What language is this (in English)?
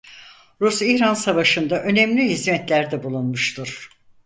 Turkish